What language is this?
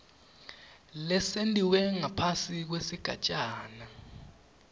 Swati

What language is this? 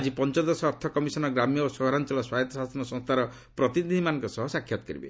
Odia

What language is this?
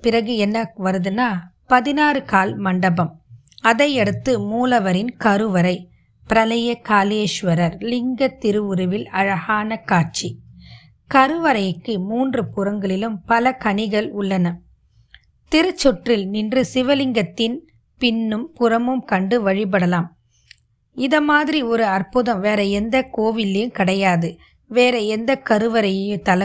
Tamil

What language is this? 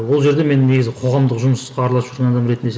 Kazakh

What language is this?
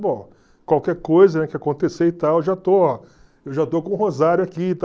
Portuguese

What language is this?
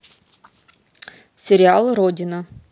Russian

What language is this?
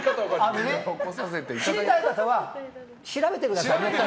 Japanese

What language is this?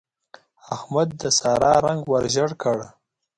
Pashto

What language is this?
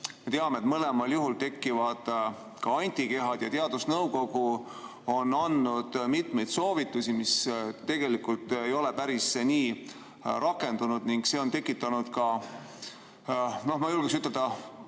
Estonian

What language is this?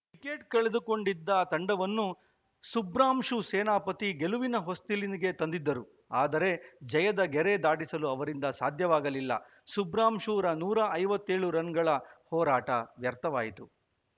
Kannada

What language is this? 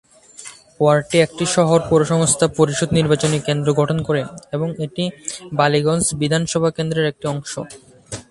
Bangla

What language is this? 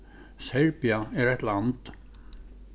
Faroese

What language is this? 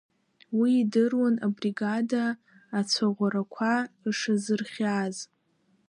Abkhazian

